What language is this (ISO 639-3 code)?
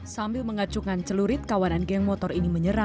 ind